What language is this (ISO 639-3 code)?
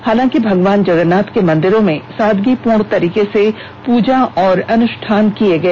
hin